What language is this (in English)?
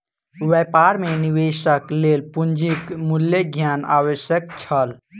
Maithili